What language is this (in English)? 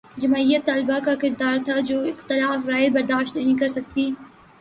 Urdu